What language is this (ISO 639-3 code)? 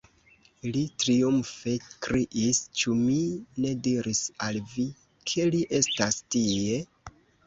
epo